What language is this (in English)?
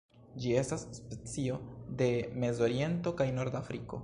Esperanto